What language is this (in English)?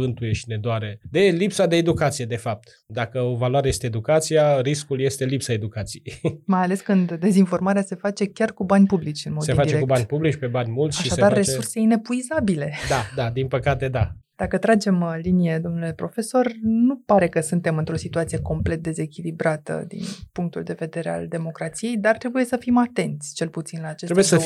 Romanian